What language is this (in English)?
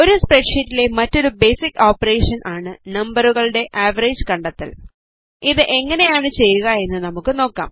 Malayalam